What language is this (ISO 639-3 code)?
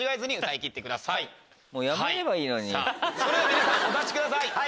jpn